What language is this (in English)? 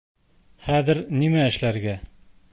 Bashkir